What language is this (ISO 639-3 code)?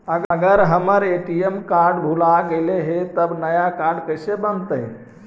mag